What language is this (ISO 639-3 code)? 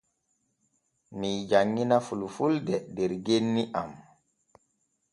fue